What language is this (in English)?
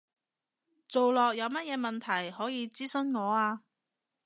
Cantonese